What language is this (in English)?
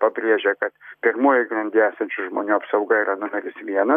Lithuanian